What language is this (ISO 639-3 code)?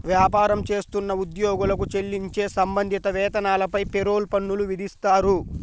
tel